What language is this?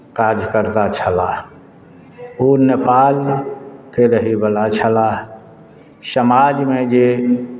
Maithili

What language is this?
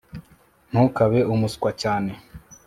Kinyarwanda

